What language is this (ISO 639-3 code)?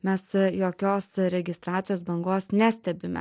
lit